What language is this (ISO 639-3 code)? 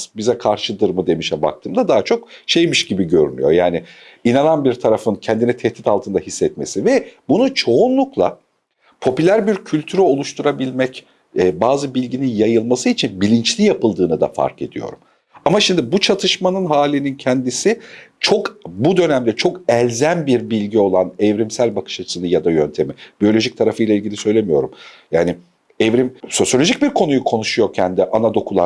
tur